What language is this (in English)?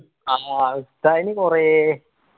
Malayalam